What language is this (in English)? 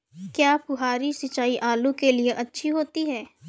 Hindi